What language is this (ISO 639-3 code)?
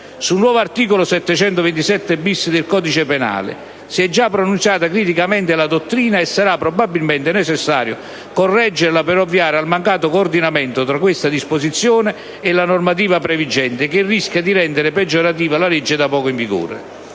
ita